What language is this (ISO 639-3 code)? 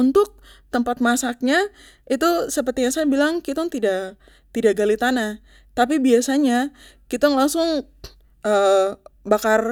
pmy